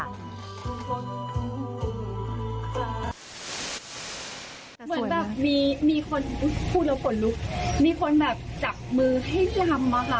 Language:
Thai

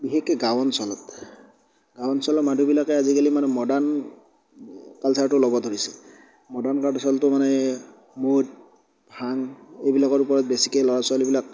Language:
Assamese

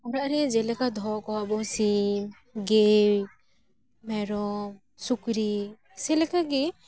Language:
Santali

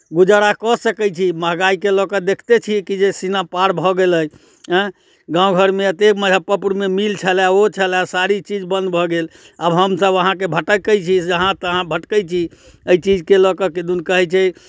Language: Maithili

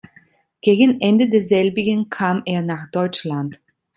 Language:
German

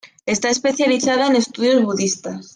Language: Spanish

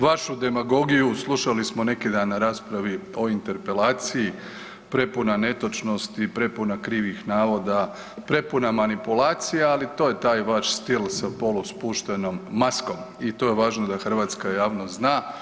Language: Croatian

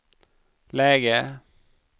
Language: Swedish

